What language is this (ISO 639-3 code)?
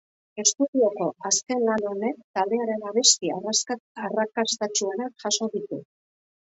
eus